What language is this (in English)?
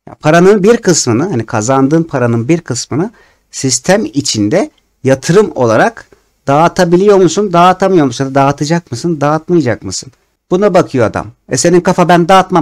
Turkish